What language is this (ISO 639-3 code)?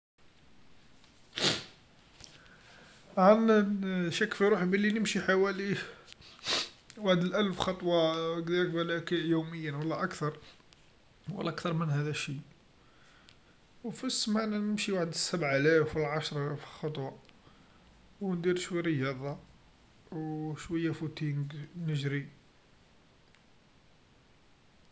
arq